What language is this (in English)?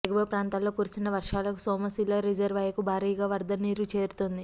Telugu